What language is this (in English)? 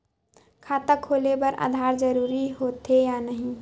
Chhattisgarhi